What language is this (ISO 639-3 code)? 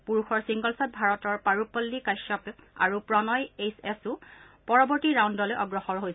asm